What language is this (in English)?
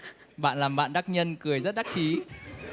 Vietnamese